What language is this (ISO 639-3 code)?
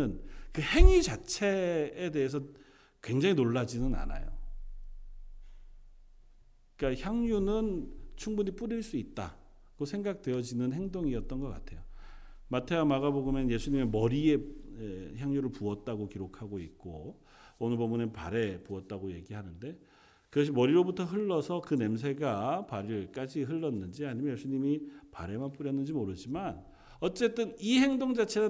kor